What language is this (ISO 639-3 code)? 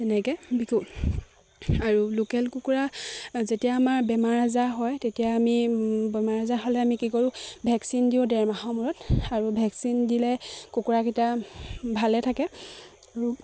asm